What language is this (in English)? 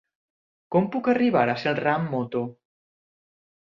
Catalan